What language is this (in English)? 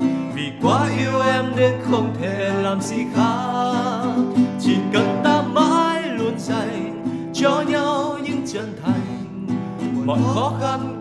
Vietnamese